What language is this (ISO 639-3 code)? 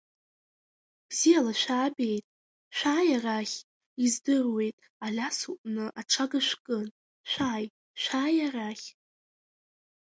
abk